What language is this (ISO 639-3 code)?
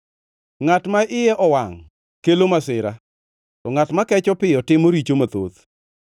luo